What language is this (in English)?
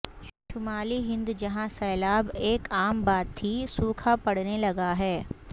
Urdu